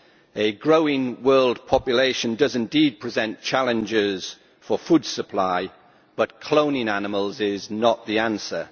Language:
English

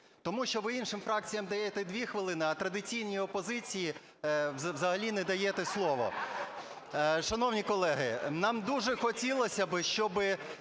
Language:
Ukrainian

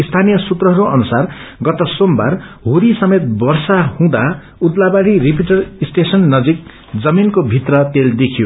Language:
Nepali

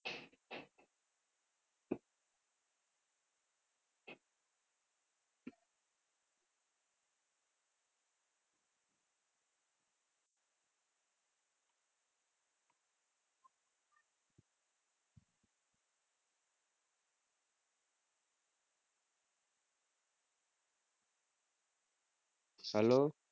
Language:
Gujarati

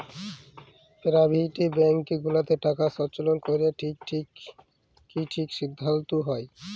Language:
Bangla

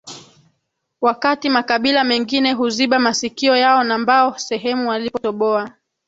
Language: Swahili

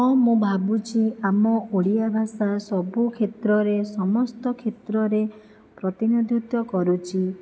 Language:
Odia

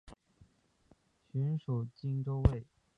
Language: Chinese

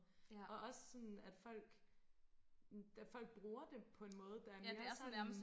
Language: Danish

